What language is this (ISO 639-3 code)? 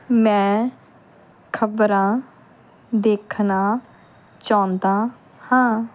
pan